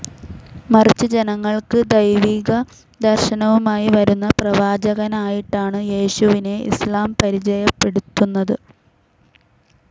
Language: Malayalam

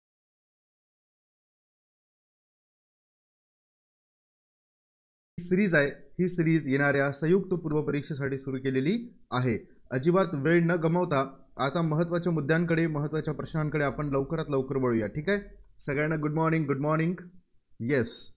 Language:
Marathi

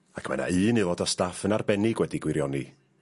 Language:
Welsh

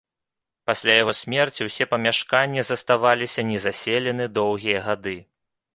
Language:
Belarusian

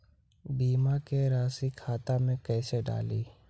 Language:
Magahi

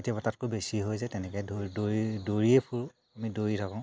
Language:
Assamese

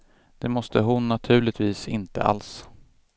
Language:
Swedish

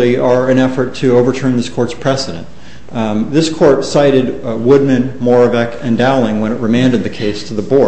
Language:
English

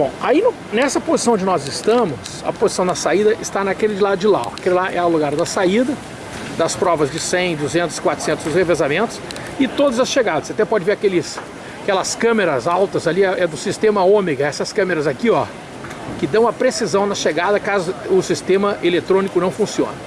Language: Portuguese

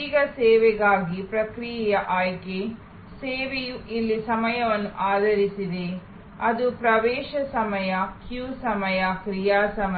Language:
Kannada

